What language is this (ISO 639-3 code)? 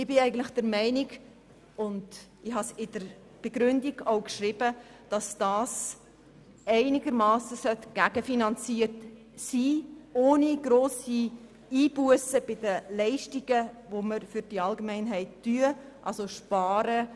gsw